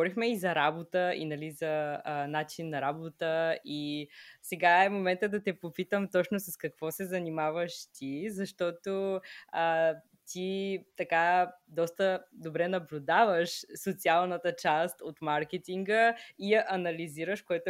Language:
Bulgarian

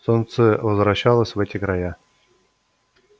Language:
Russian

